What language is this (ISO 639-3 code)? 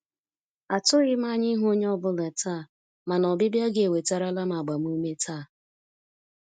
ibo